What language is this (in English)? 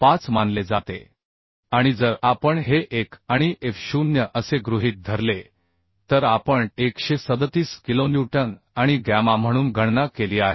Marathi